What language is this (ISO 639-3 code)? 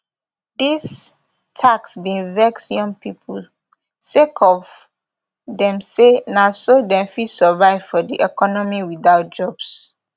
pcm